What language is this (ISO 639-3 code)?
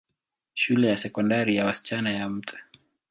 swa